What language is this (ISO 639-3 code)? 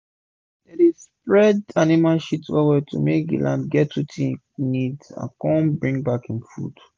pcm